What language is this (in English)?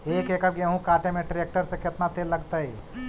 Magahi